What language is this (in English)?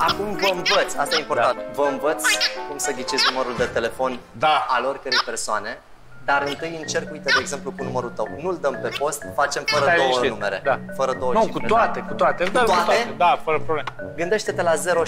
Romanian